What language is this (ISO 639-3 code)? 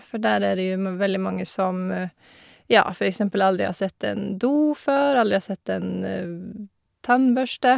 nor